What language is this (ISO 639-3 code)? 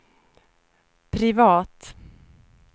swe